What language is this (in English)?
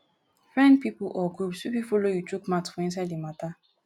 Nigerian Pidgin